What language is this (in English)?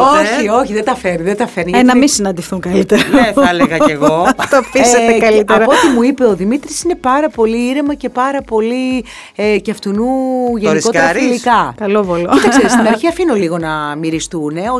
Greek